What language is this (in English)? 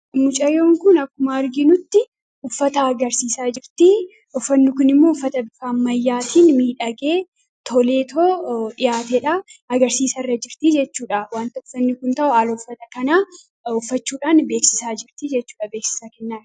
Oromo